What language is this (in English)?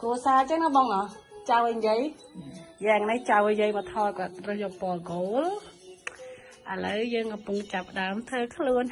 Thai